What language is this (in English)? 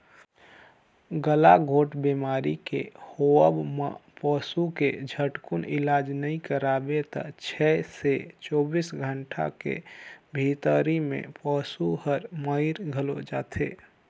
Chhattisgarhi